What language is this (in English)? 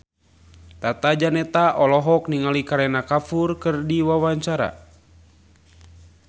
Sundanese